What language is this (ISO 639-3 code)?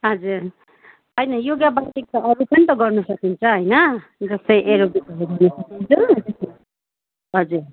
nep